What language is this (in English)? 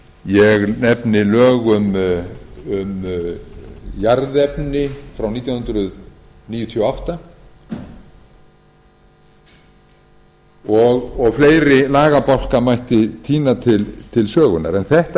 Icelandic